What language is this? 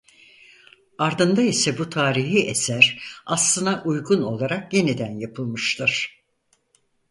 Turkish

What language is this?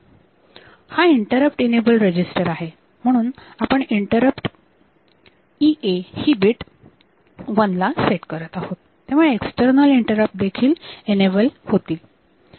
Marathi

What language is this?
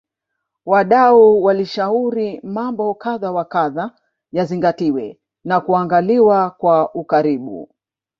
Swahili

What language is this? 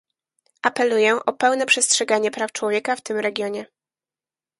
Polish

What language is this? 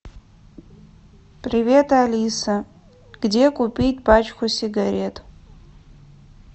Russian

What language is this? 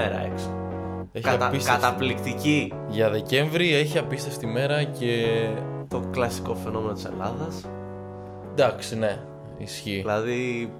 Greek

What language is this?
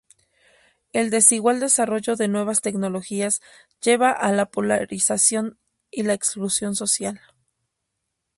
Spanish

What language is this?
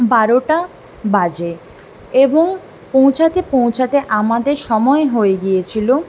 Bangla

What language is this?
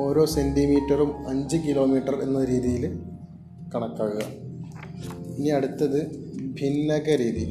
Malayalam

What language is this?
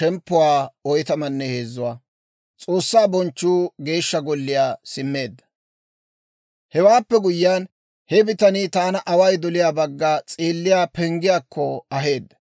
Dawro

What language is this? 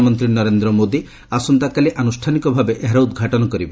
Odia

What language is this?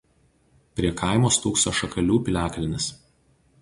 Lithuanian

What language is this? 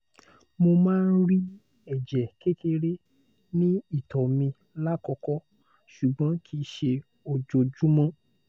Yoruba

